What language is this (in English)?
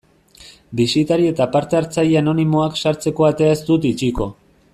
Basque